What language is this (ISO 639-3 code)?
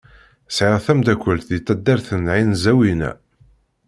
kab